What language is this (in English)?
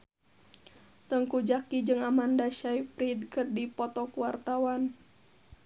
Sundanese